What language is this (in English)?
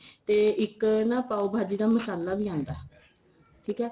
Punjabi